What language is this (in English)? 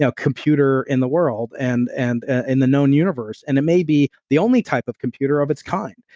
English